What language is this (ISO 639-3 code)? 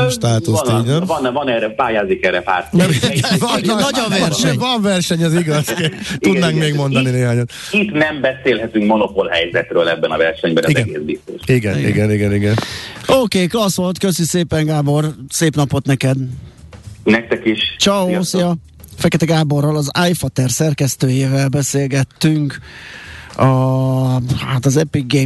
hun